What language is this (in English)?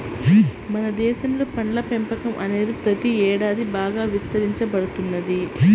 Telugu